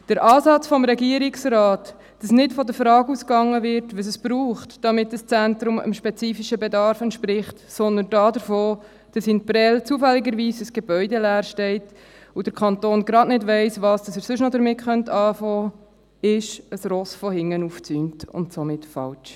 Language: Swiss German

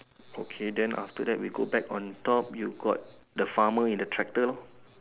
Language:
English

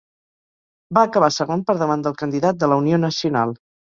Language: Catalan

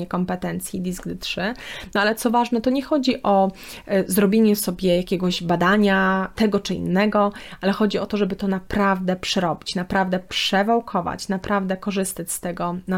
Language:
Polish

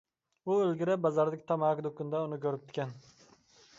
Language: Uyghur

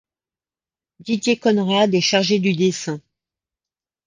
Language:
French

